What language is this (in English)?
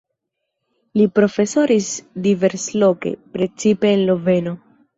Esperanto